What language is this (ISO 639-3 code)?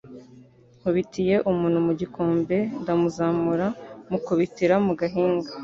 kin